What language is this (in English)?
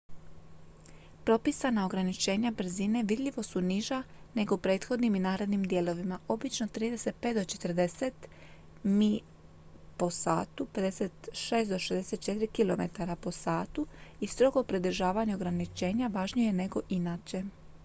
Croatian